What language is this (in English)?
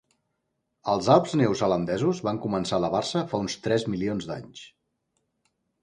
Catalan